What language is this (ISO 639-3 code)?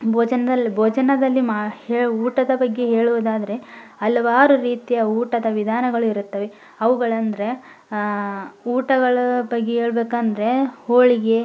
kan